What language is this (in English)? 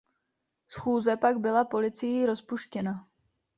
Czech